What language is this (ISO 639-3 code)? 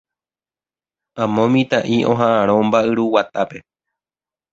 grn